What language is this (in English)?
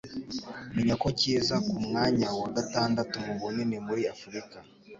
Kinyarwanda